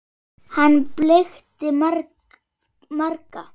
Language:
Icelandic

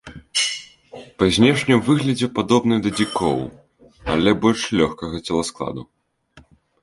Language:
Belarusian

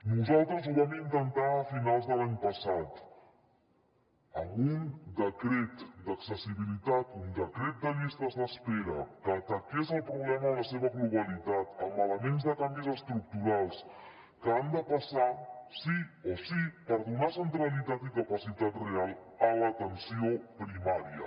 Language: Catalan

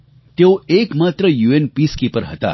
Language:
Gujarati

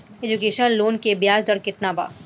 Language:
Bhojpuri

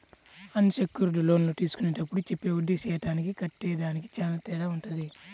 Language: Telugu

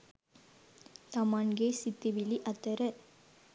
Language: Sinhala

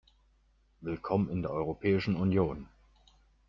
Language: German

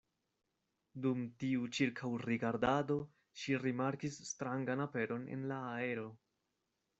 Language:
Esperanto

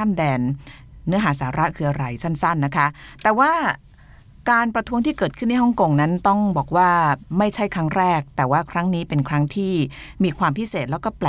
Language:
Thai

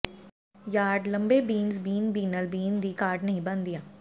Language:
Punjabi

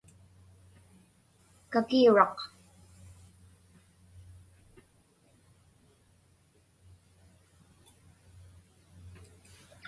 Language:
Inupiaq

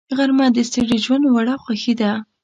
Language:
Pashto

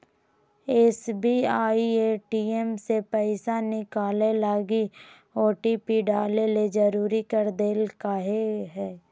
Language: Magahi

